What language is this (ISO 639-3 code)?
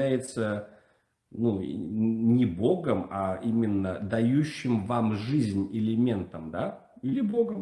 rus